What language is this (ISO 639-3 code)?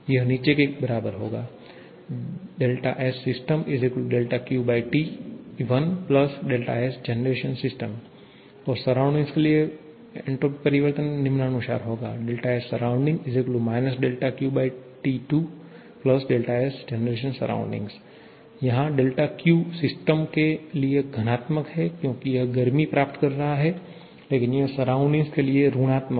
hin